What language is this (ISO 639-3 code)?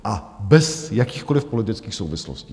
ces